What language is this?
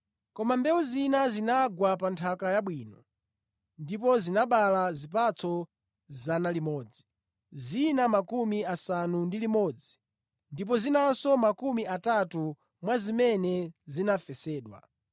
Nyanja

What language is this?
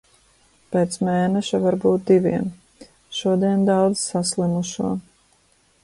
Latvian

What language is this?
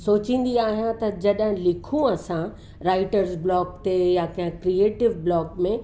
Sindhi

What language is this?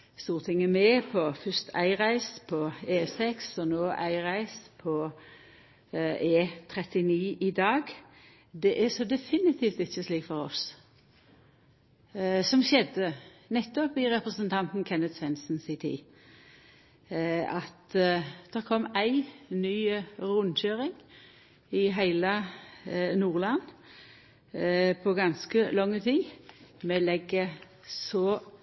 Norwegian Nynorsk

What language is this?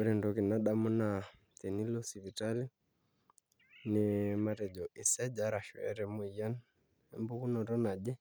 Masai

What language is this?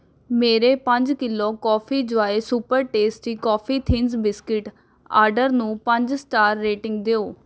Punjabi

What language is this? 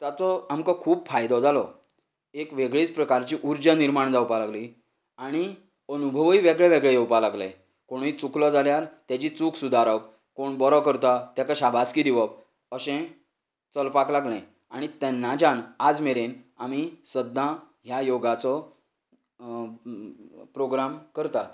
Konkani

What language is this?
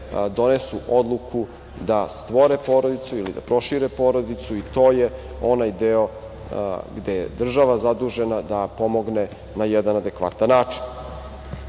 Serbian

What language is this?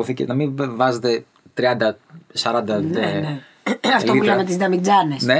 Greek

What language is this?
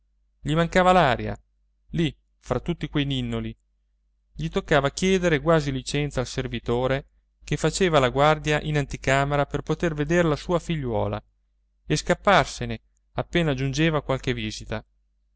Italian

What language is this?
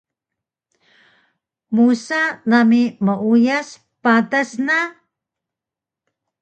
Taroko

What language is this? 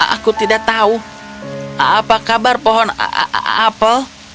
Indonesian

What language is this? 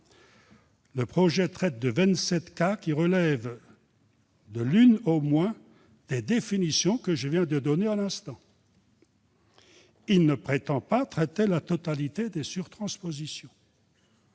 French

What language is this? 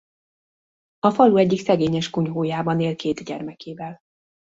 Hungarian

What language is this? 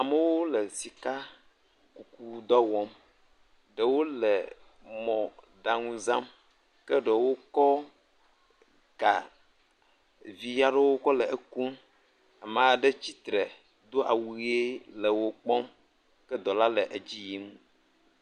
Ewe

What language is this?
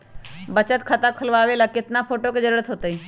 Magahi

